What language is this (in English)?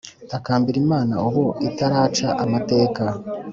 Kinyarwanda